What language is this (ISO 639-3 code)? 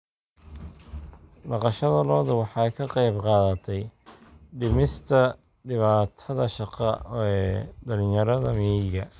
som